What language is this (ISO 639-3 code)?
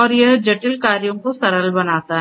hin